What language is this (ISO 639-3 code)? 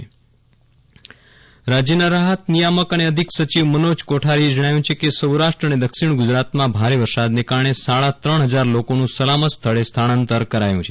guj